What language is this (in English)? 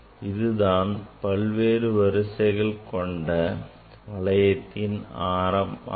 Tamil